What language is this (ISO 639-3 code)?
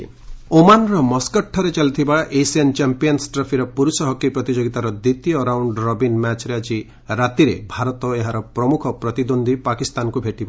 ori